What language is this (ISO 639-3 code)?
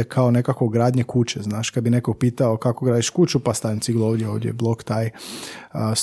hrv